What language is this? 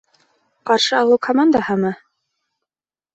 Bashkir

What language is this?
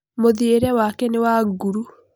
Kikuyu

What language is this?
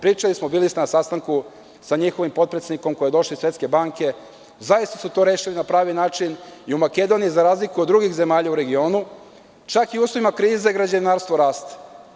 Serbian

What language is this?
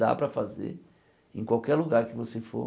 Portuguese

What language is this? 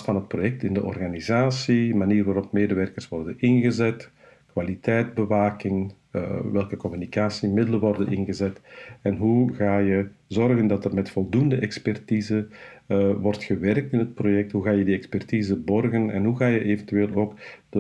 Dutch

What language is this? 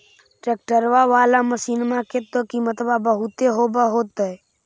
Magahi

